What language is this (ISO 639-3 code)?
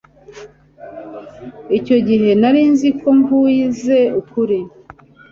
kin